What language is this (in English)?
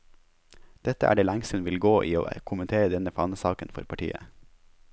Norwegian